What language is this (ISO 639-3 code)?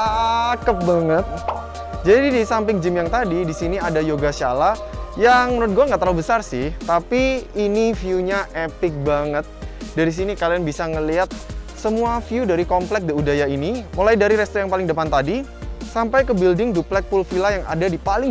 ind